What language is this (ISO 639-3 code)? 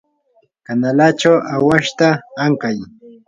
qur